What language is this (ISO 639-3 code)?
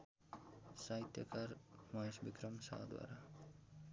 nep